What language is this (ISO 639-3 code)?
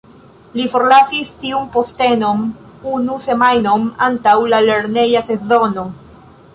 epo